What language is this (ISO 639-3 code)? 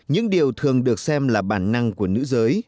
vie